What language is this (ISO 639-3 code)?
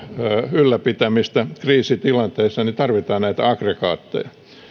fin